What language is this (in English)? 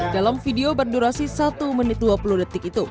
Indonesian